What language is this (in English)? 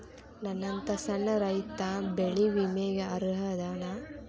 Kannada